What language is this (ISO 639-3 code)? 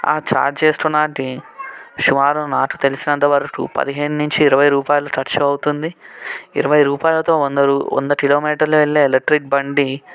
tel